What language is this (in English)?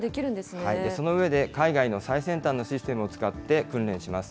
Japanese